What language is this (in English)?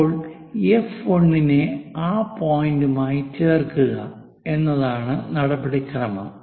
Malayalam